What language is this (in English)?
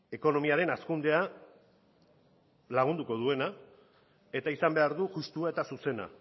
Basque